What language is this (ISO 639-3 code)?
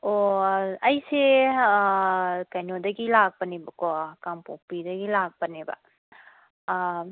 mni